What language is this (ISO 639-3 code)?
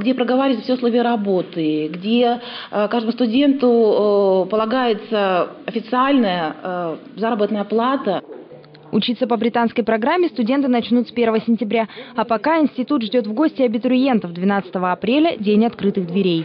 rus